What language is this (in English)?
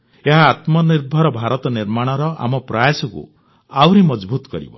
Odia